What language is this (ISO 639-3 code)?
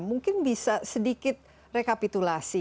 ind